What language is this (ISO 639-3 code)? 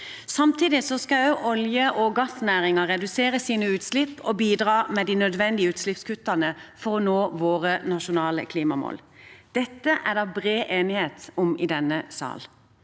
nor